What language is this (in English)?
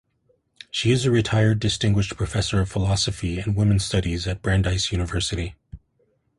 English